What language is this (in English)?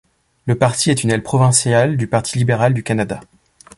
French